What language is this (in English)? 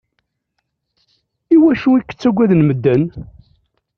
Kabyle